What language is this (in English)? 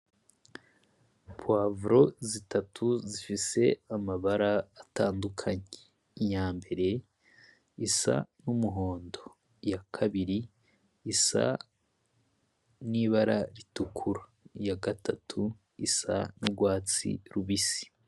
Rundi